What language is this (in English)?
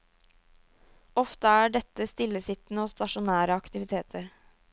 Norwegian